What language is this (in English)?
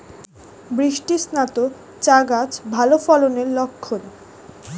Bangla